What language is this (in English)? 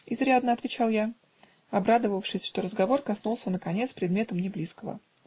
Russian